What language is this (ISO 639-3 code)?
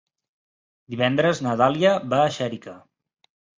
cat